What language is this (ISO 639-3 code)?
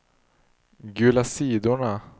swe